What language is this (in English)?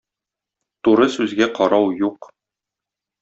Tatar